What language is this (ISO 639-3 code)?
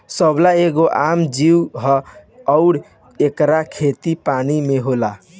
bho